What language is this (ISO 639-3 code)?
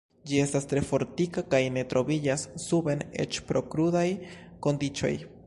epo